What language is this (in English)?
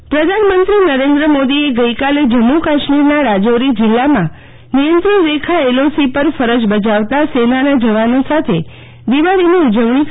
Gujarati